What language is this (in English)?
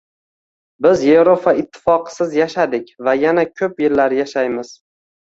Uzbek